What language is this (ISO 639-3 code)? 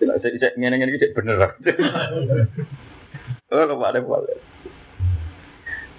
ind